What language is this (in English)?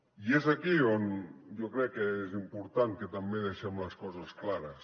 Catalan